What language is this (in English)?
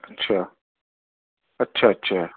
Urdu